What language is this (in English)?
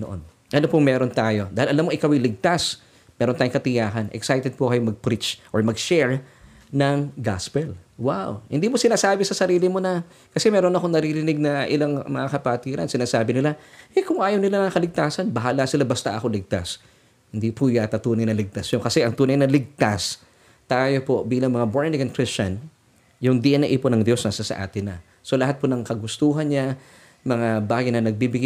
Filipino